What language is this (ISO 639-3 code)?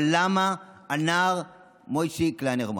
heb